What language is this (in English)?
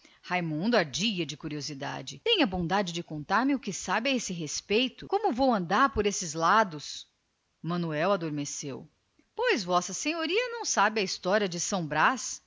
Portuguese